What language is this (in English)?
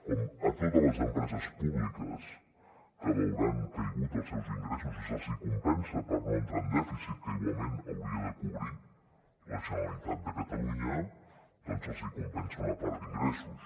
Catalan